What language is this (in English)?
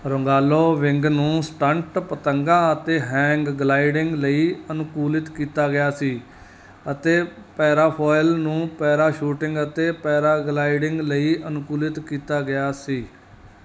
Punjabi